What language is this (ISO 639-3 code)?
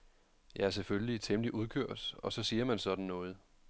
dan